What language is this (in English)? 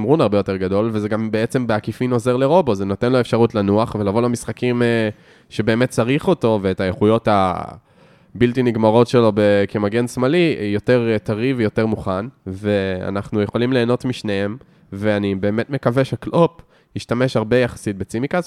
Hebrew